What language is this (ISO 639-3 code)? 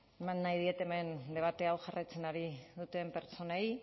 eus